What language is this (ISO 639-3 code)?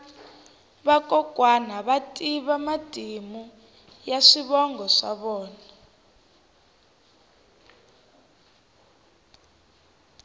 tso